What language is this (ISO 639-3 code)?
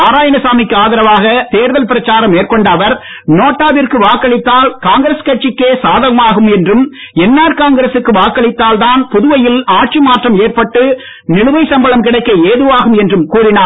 tam